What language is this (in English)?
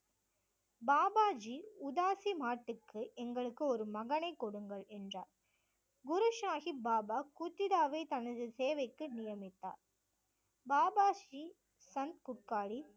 Tamil